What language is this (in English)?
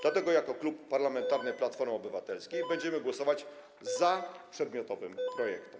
Polish